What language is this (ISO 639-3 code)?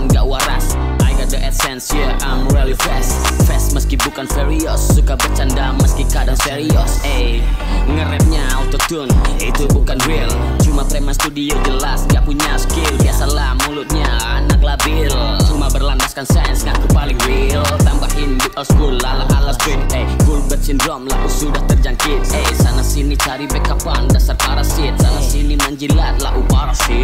kor